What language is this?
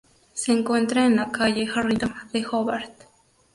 Spanish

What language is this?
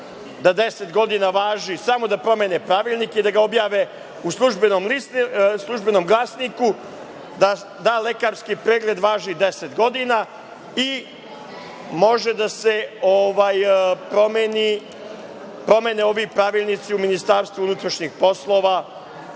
Serbian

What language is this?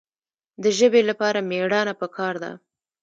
Pashto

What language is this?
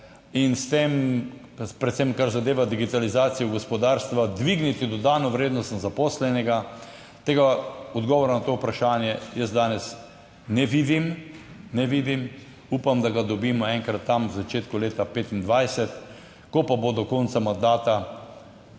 Slovenian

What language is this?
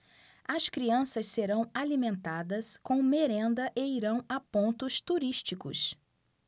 Portuguese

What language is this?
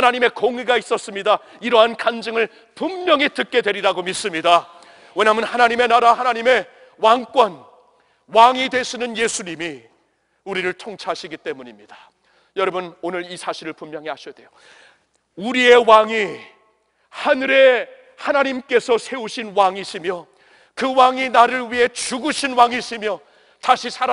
Korean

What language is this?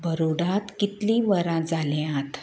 Konkani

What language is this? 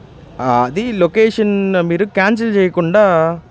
Telugu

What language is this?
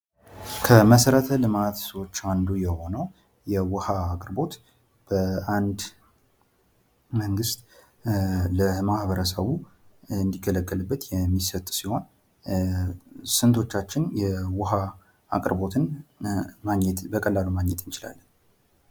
Amharic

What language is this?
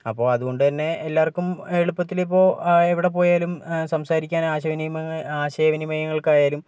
Malayalam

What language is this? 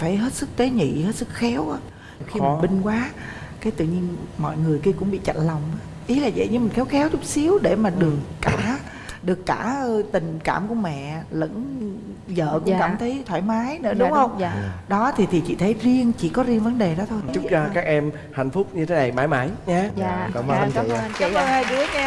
Vietnamese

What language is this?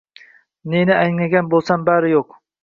Uzbek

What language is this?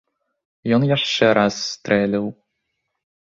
Belarusian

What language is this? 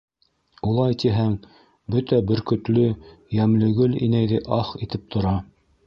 Bashkir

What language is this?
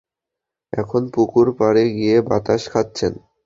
Bangla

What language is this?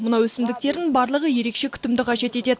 Kazakh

